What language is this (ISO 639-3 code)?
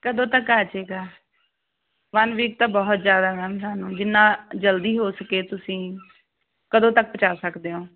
pan